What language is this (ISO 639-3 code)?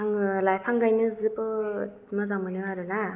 brx